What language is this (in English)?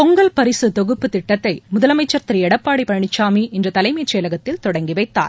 Tamil